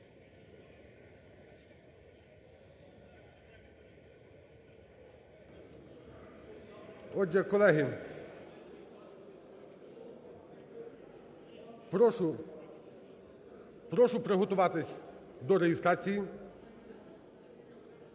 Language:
Ukrainian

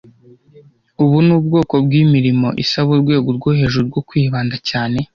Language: Kinyarwanda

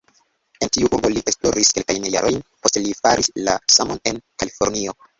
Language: Esperanto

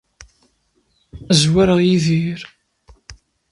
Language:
Kabyle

